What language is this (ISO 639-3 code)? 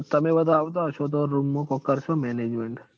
guj